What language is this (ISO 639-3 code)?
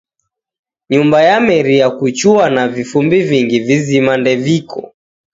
dav